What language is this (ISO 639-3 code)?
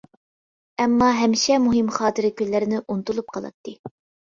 uig